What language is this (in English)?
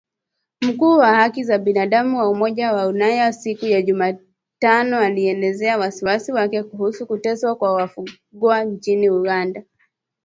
Swahili